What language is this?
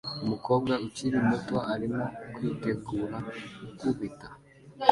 Kinyarwanda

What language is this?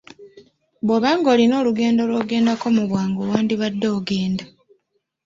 Ganda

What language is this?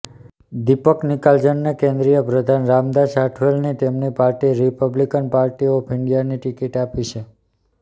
Gujarati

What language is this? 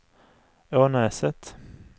Swedish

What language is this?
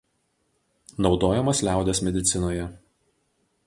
Lithuanian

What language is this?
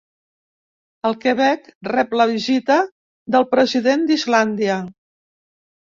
Catalan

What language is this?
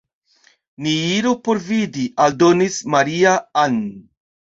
Esperanto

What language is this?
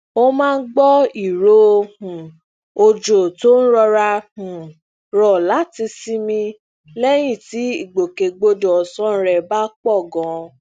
Yoruba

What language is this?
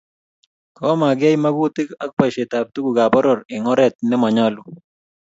Kalenjin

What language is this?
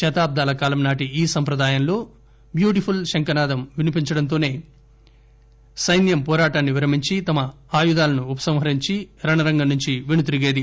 Telugu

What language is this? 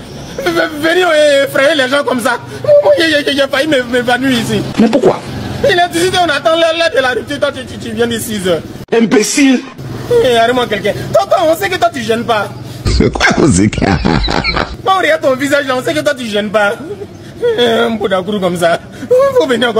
French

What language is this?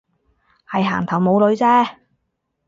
Cantonese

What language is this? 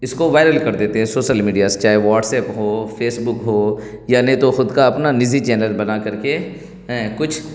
Urdu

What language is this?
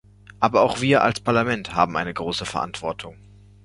German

